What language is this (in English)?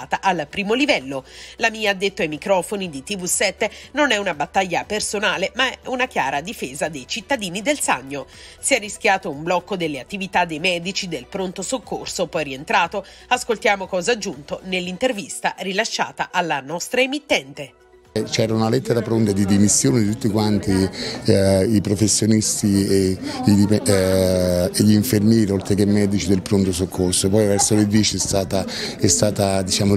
Italian